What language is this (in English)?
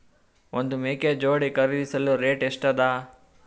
Kannada